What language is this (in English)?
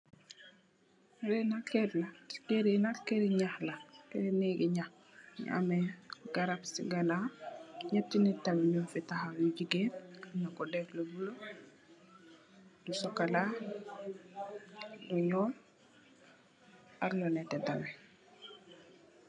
Wolof